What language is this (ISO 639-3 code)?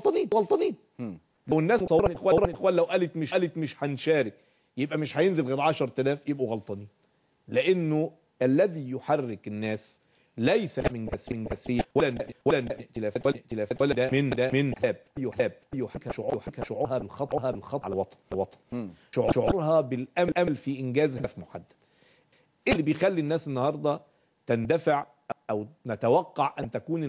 ara